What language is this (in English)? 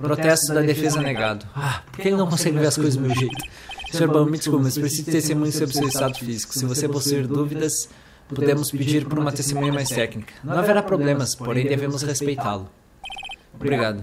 Portuguese